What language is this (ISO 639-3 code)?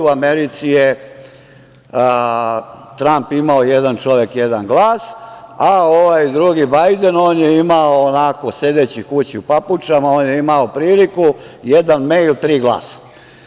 srp